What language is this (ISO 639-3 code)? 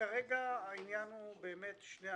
heb